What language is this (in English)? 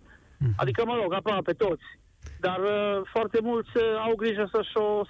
Romanian